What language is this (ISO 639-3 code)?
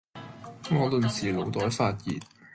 yue